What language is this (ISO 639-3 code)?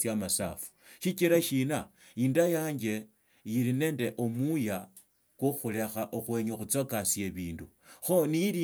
lto